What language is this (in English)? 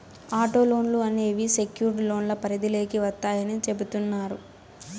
Telugu